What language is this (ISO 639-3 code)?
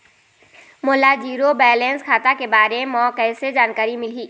hne